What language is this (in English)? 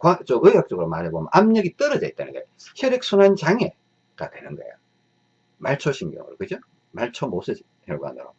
Korean